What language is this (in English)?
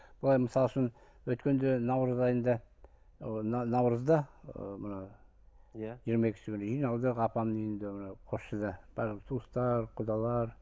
Kazakh